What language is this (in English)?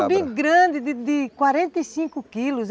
Portuguese